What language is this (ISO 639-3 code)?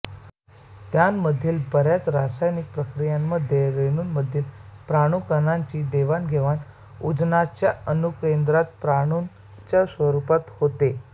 mar